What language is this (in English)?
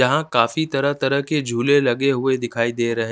Hindi